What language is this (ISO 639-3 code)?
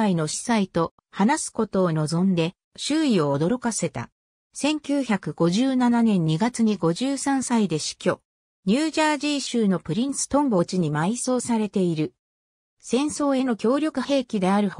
jpn